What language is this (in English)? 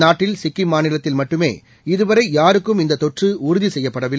Tamil